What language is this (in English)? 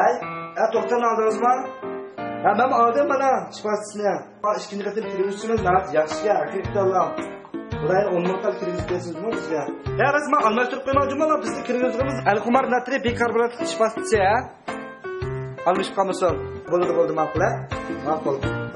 Turkish